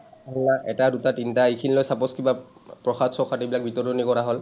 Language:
Assamese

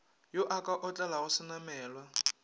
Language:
Northern Sotho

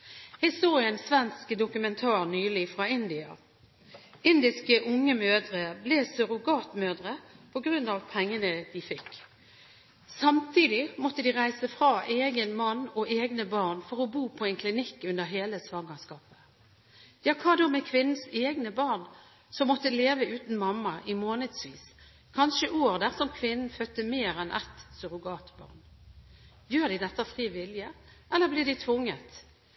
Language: Norwegian Bokmål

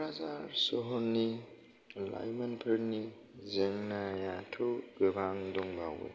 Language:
Bodo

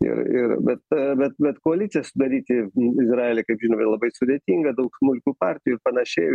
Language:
Lithuanian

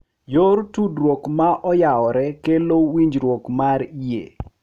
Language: Luo (Kenya and Tanzania)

